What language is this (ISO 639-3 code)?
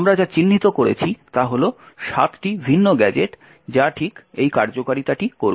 ben